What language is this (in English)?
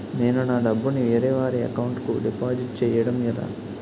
Telugu